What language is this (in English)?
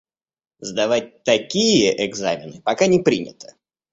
Russian